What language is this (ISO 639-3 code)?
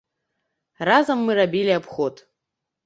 bel